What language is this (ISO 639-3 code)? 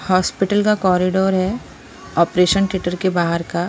hin